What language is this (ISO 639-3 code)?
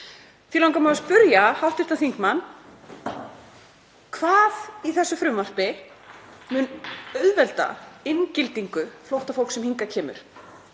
isl